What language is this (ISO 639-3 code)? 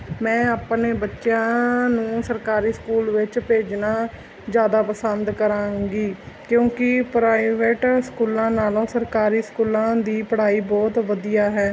pan